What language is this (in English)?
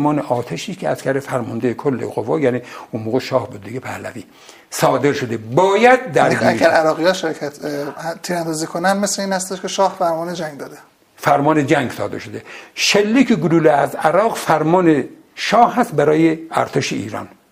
Persian